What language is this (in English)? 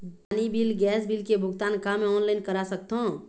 Chhattisgarhi